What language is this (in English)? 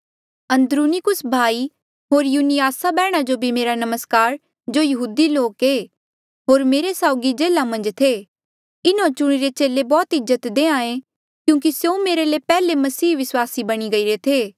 Mandeali